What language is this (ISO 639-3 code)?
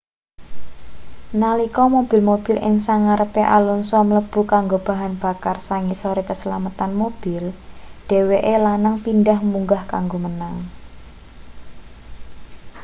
jav